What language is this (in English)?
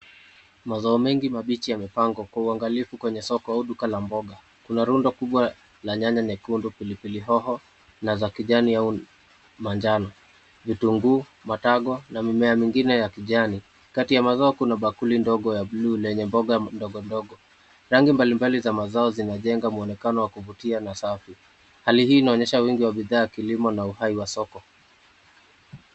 Swahili